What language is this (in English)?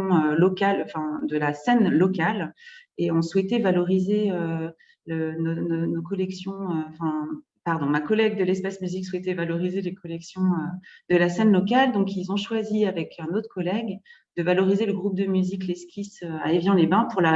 French